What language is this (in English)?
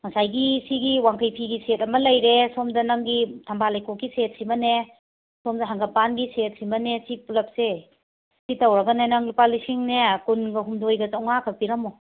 Manipuri